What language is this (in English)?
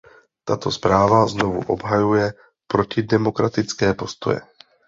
Czech